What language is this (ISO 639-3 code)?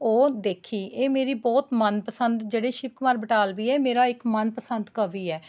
pan